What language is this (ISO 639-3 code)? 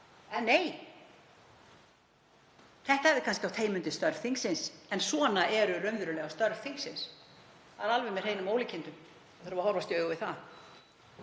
isl